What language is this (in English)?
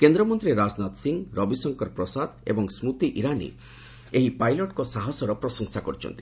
Odia